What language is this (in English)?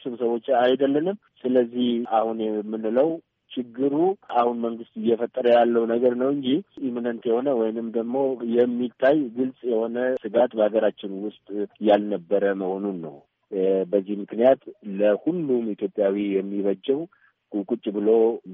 Amharic